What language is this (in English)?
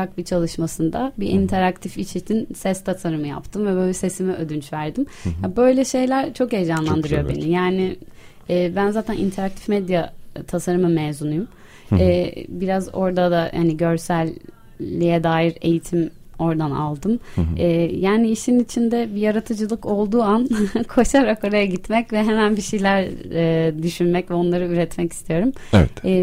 Turkish